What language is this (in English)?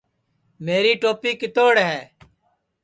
Sansi